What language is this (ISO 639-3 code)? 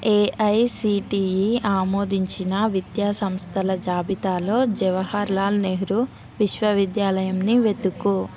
tel